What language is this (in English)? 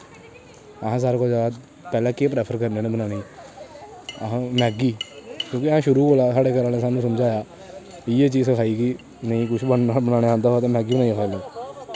Dogri